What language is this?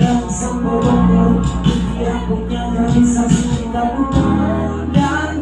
Indonesian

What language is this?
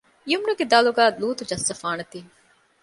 Divehi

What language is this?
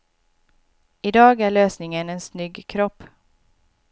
Swedish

